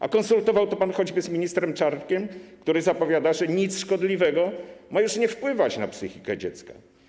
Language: Polish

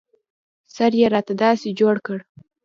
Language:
Pashto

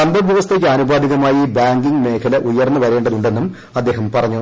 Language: Malayalam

